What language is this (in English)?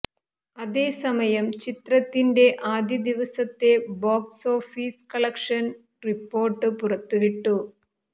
Malayalam